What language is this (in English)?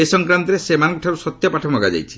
Odia